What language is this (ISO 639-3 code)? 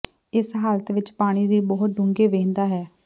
pan